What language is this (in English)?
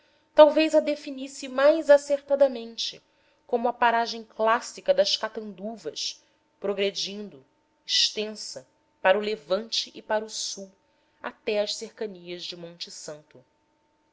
Portuguese